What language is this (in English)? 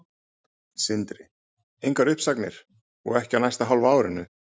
Icelandic